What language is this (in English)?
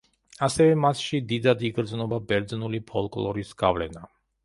Georgian